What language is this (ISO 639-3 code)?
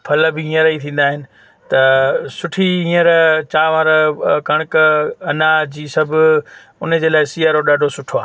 snd